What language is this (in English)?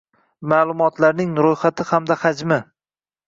Uzbek